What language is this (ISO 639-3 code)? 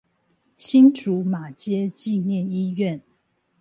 zho